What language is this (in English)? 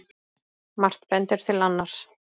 Icelandic